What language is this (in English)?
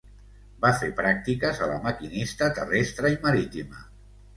Catalan